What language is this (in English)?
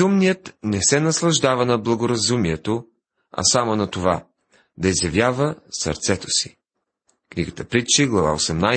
Bulgarian